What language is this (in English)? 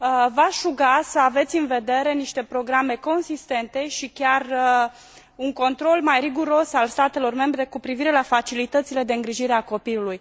Romanian